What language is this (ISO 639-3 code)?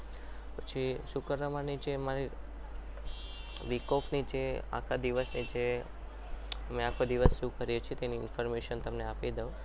guj